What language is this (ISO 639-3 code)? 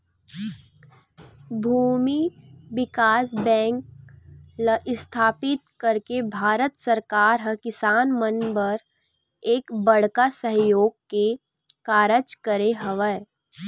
hne